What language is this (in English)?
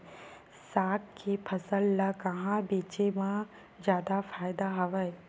Chhattisgarhi